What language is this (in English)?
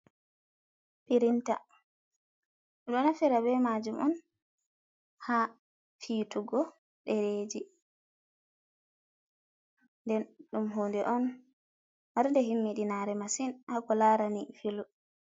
Fula